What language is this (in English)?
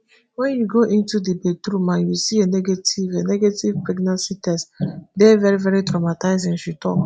Nigerian Pidgin